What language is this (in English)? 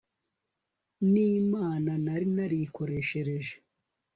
Kinyarwanda